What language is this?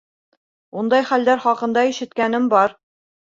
Bashkir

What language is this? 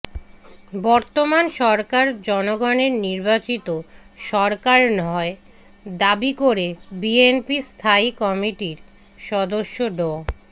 Bangla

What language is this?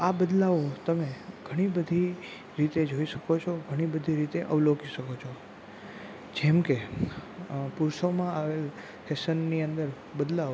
Gujarati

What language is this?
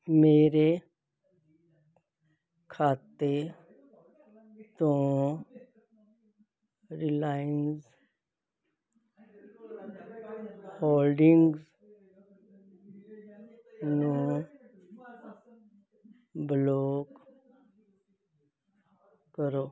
Punjabi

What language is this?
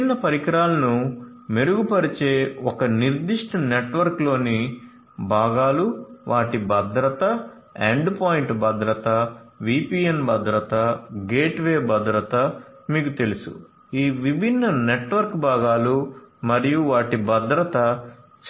Telugu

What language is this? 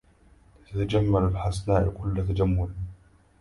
Arabic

